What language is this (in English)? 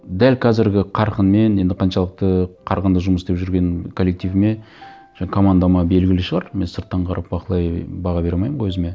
Kazakh